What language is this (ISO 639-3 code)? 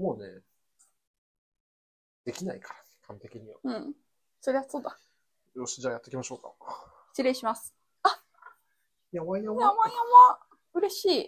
jpn